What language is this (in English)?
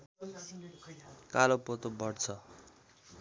Nepali